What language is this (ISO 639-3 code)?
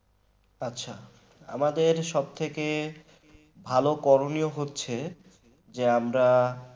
ben